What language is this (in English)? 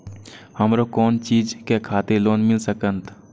Maithili